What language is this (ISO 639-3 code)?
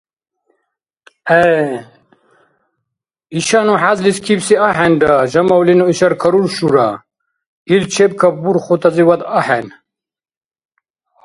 dar